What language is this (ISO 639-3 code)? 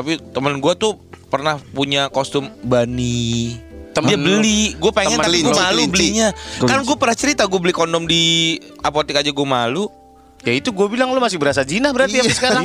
ind